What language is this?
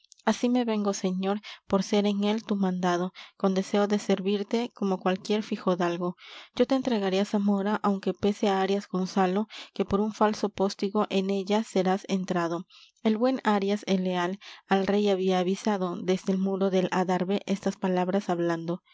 Spanish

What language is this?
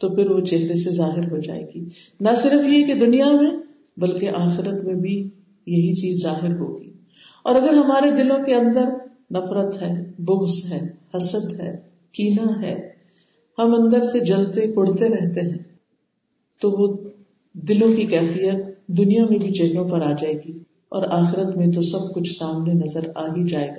Urdu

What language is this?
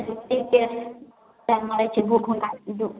Maithili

